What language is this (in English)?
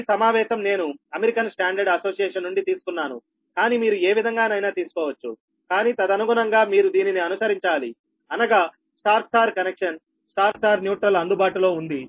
Telugu